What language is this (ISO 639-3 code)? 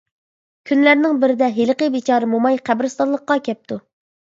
uig